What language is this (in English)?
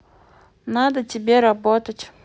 Russian